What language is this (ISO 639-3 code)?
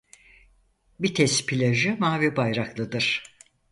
tur